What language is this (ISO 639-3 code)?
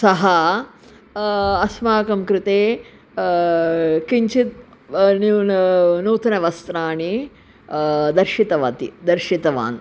san